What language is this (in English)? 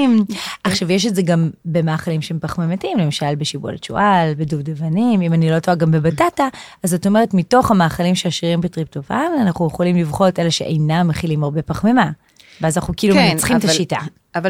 Hebrew